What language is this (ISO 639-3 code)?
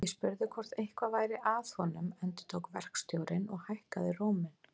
isl